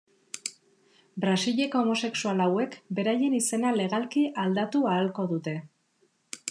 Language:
Basque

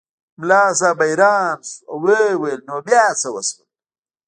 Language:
Pashto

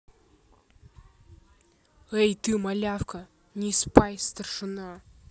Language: Russian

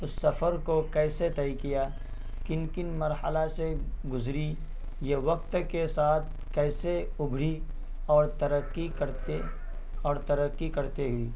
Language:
Urdu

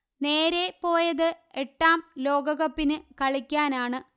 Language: Malayalam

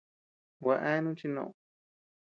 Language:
Tepeuxila Cuicatec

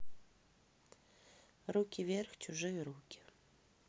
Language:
Russian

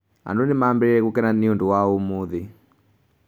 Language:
Kikuyu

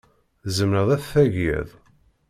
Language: Kabyle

